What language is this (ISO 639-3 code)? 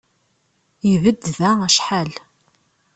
kab